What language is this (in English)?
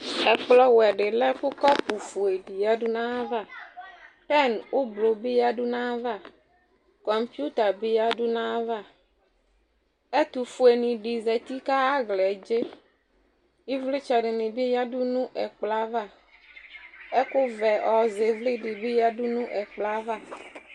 Ikposo